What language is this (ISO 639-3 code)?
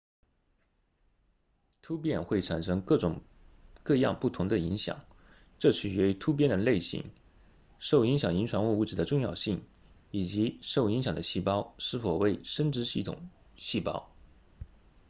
zho